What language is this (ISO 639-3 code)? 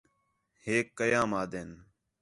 xhe